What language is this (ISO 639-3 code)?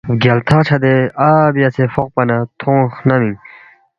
bft